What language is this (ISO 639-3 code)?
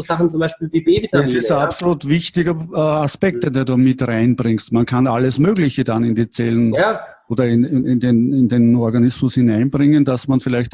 deu